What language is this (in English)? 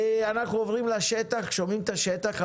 Hebrew